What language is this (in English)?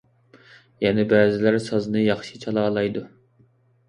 Uyghur